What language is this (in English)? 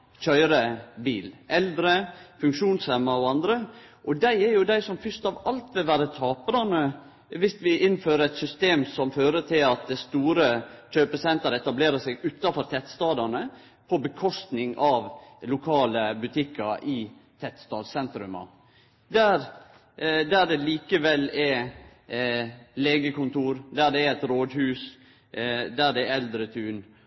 Norwegian Nynorsk